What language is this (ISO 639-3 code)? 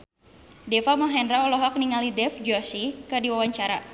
sun